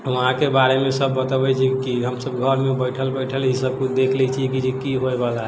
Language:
Maithili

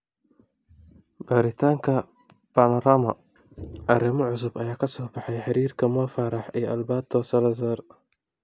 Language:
Somali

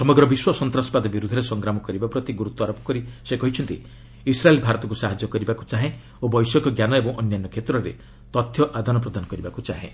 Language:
Odia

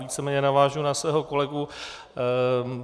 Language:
Czech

